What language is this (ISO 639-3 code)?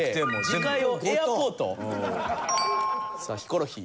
jpn